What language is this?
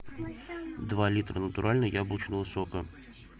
Russian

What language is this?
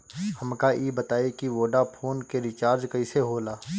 Bhojpuri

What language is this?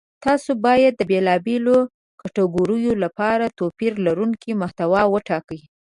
Pashto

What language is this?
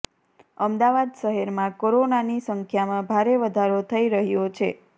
Gujarati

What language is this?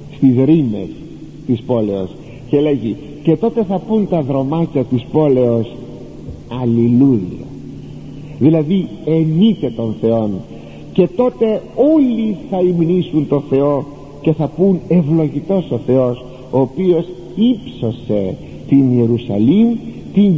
Greek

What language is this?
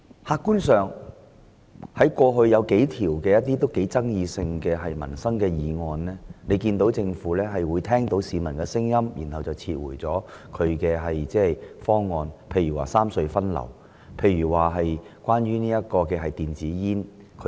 Cantonese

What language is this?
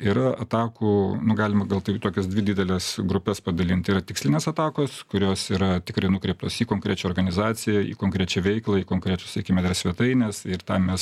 Lithuanian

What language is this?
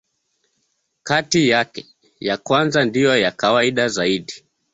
Swahili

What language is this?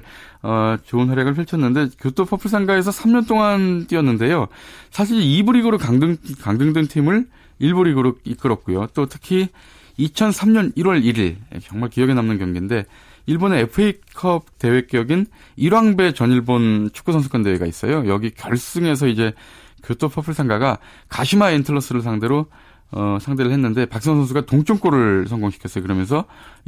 Korean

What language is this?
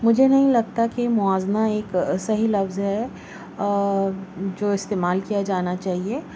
Urdu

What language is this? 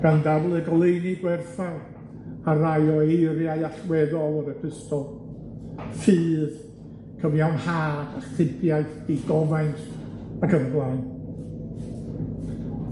Welsh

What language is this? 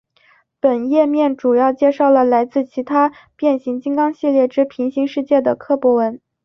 Chinese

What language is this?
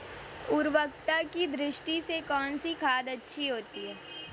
Hindi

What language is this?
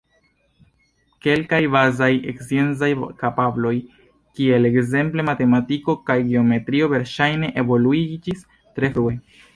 Esperanto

